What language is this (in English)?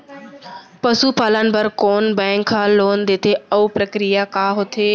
Chhattisgarhi